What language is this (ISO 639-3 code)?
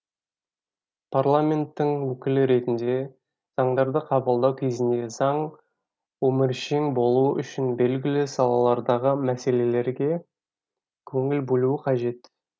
kaz